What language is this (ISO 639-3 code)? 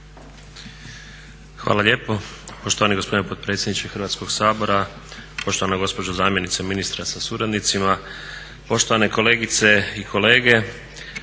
hrv